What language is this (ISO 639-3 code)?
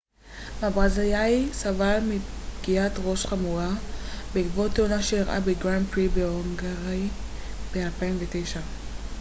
heb